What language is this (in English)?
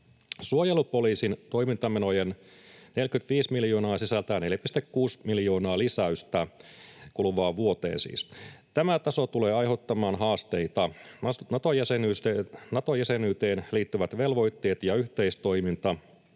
Finnish